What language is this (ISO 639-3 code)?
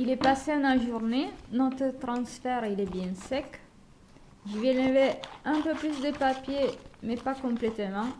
fra